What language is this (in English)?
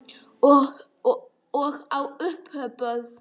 Icelandic